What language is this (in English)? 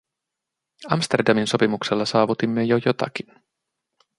Finnish